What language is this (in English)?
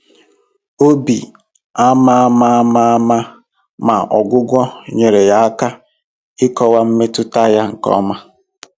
Igbo